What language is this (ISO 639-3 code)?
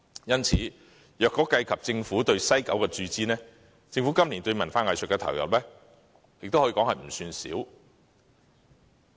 yue